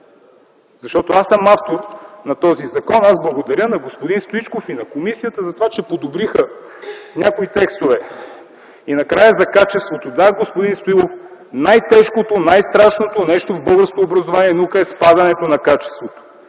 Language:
Bulgarian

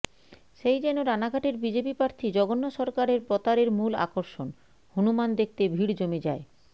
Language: Bangla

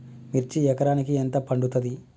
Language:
Telugu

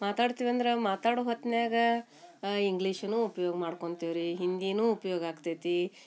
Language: Kannada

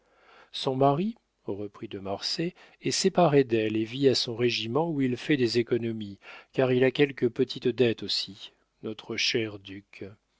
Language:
French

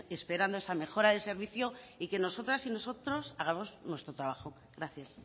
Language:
Spanish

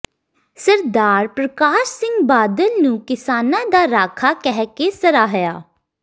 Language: Punjabi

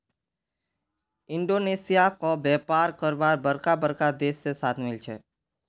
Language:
Magahi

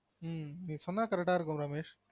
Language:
Tamil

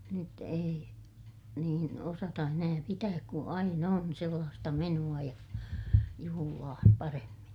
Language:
Finnish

